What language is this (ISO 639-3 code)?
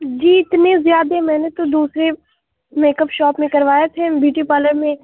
urd